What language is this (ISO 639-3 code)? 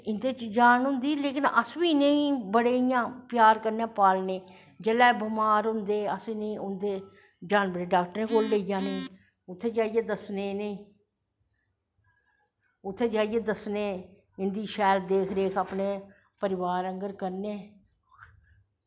doi